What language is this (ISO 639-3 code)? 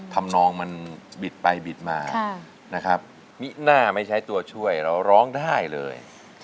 tha